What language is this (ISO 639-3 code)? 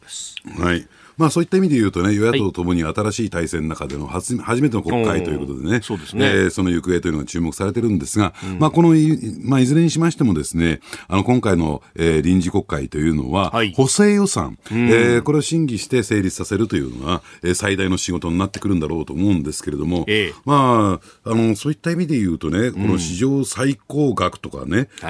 jpn